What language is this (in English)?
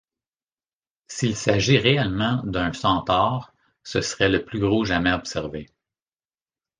French